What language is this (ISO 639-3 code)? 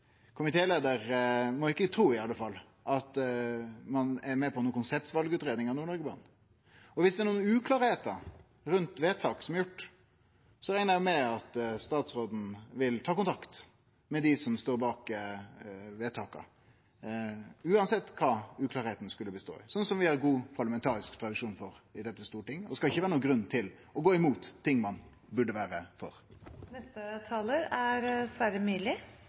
nno